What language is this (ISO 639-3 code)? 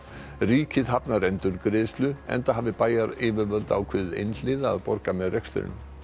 isl